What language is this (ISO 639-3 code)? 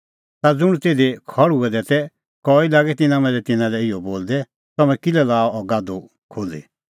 kfx